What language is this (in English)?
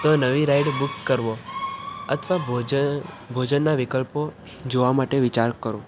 Gujarati